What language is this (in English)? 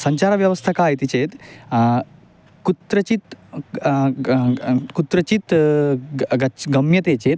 Sanskrit